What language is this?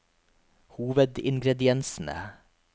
Norwegian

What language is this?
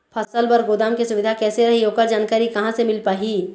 Chhattisgarhi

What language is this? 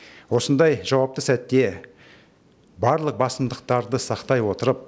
Kazakh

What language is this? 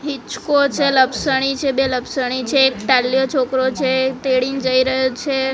Gujarati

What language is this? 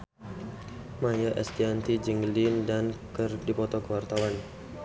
Sundanese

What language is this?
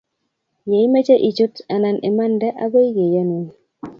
Kalenjin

